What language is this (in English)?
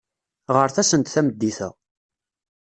Kabyle